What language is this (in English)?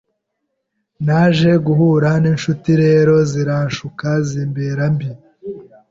Kinyarwanda